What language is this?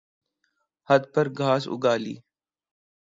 Urdu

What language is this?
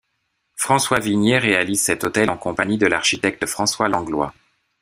French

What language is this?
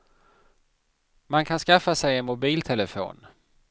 Swedish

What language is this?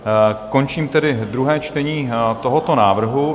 Czech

